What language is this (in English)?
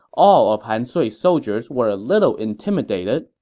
English